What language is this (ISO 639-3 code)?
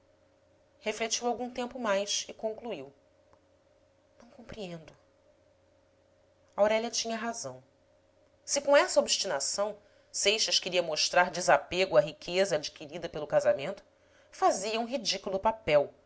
por